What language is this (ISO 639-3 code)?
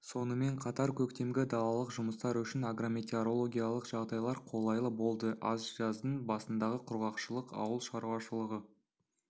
kaz